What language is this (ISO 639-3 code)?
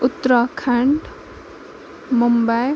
kas